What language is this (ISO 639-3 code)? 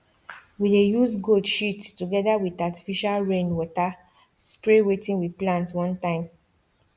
pcm